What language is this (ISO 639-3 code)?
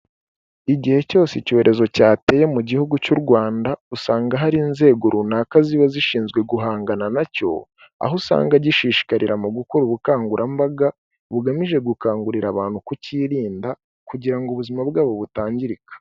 kin